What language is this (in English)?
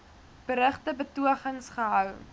Afrikaans